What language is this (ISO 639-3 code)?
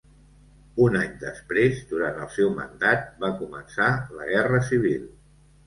cat